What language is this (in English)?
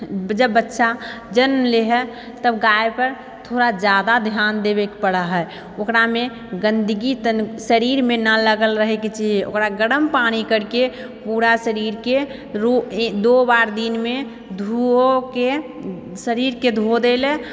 Maithili